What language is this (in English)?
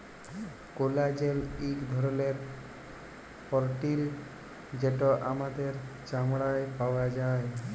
Bangla